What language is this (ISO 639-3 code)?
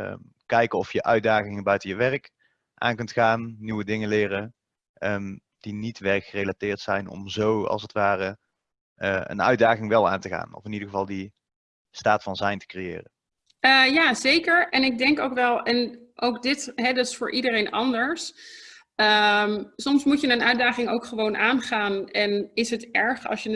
nld